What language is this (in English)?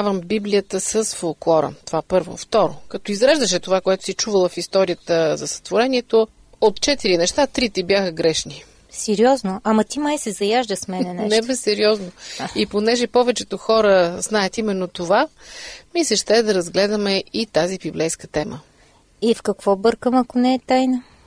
Bulgarian